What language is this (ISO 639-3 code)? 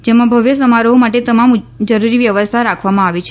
guj